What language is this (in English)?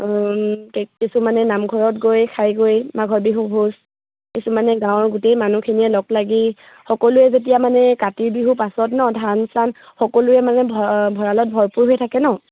Assamese